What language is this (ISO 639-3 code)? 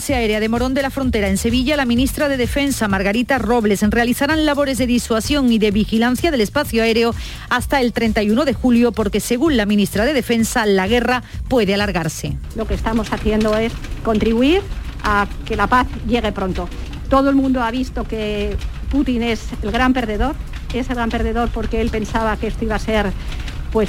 spa